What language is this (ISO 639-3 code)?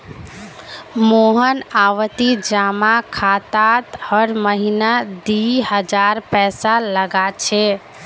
mag